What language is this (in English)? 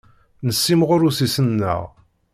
Kabyle